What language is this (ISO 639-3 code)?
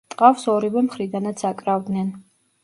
kat